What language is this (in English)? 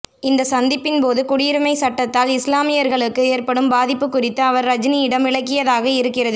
Tamil